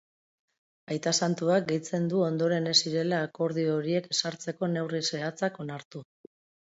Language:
Basque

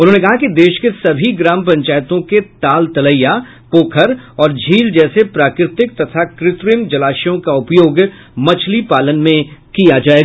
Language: Hindi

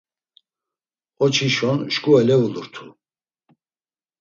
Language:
Laz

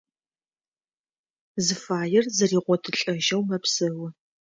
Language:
Adyghe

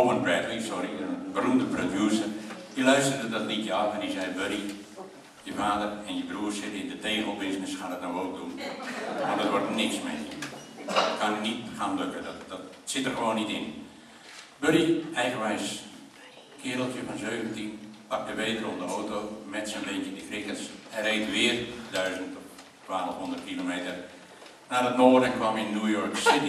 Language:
Dutch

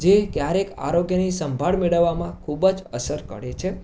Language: Gujarati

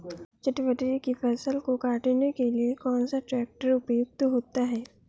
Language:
Hindi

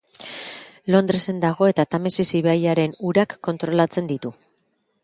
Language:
Basque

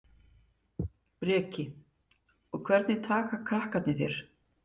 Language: Icelandic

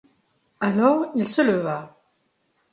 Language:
French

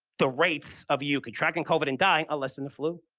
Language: English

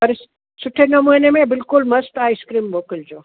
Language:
Sindhi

